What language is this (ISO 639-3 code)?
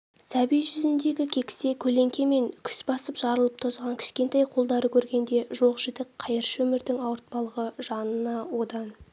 kaz